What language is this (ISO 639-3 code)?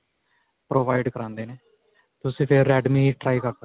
pan